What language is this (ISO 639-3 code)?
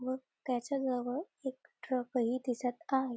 mar